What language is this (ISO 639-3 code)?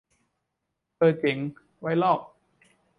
tha